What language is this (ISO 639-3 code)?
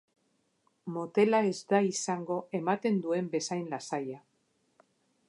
eus